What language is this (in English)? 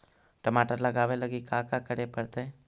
Magahi